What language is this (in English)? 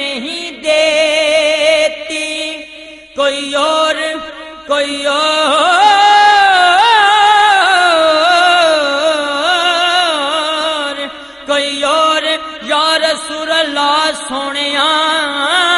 Hindi